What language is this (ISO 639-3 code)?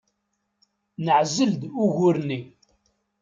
kab